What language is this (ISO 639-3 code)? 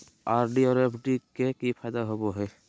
mag